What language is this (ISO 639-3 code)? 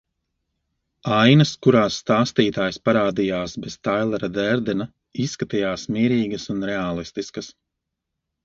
lav